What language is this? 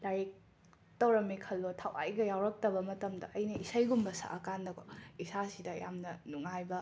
Manipuri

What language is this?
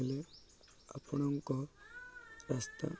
Odia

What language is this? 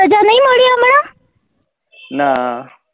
Gujarati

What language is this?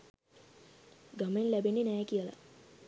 Sinhala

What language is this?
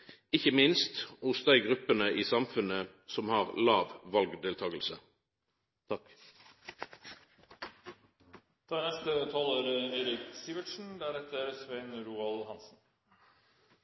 Norwegian Nynorsk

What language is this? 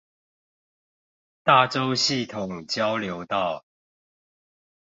Chinese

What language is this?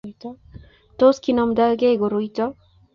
Kalenjin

